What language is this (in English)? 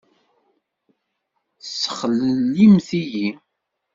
Kabyle